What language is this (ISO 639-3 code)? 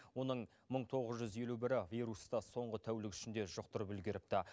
kaz